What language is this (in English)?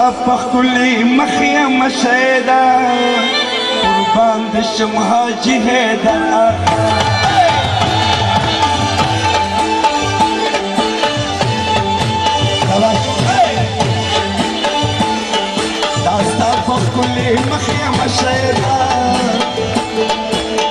Arabic